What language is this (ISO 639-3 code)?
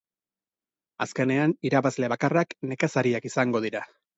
eus